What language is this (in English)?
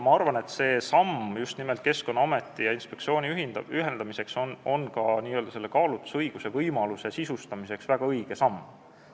Estonian